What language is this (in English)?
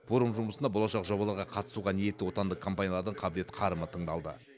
Kazakh